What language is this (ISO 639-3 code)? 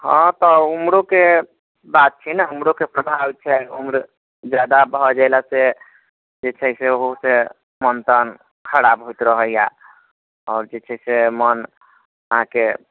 mai